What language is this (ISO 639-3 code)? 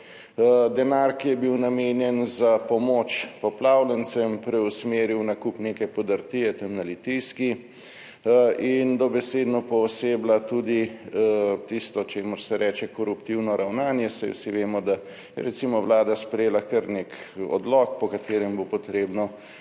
slv